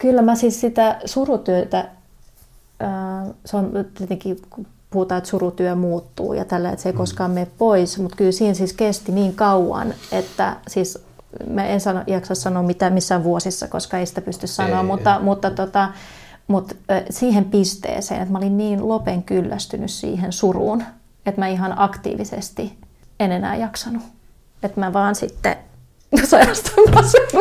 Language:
Finnish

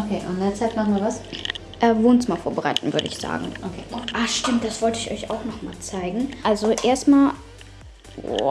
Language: German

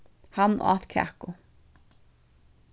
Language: Faroese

